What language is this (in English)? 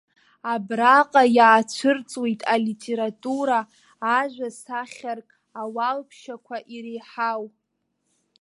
Abkhazian